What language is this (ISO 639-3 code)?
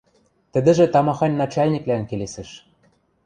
mrj